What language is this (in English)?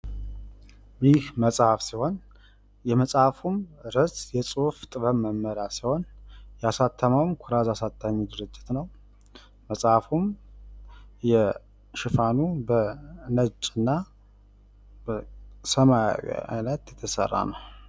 Amharic